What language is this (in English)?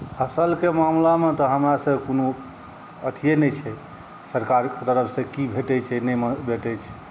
Maithili